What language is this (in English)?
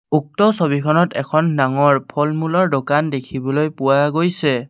Assamese